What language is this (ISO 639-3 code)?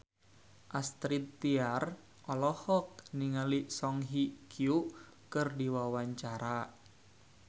sun